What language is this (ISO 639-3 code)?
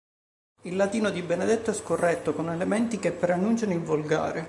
ita